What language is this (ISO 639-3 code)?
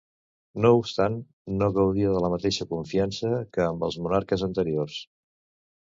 cat